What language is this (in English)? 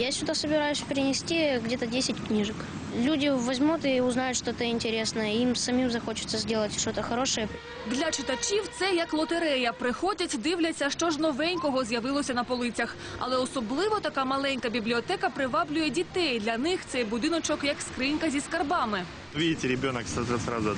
Ukrainian